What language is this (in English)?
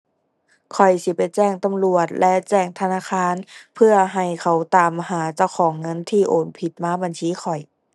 Thai